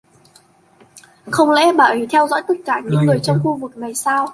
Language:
Vietnamese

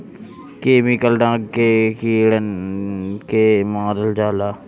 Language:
Bhojpuri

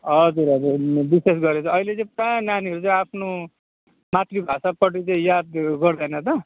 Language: Nepali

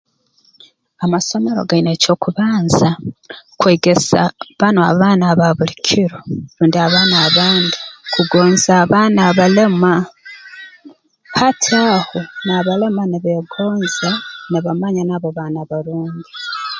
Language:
Tooro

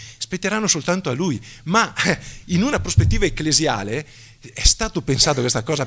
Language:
Italian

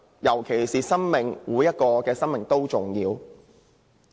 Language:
Cantonese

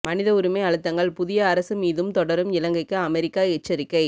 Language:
Tamil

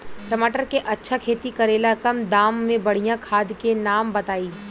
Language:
Bhojpuri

